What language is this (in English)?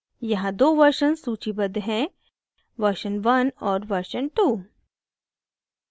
Hindi